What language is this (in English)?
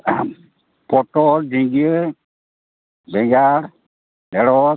Santali